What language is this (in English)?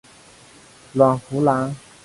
Chinese